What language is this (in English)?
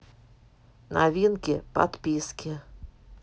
Russian